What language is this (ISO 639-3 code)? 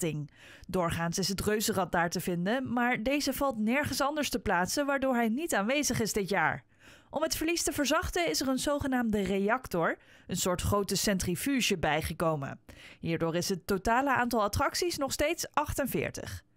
nld